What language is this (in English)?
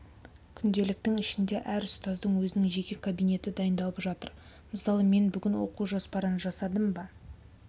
Kazakh